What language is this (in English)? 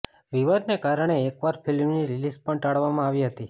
Gujarati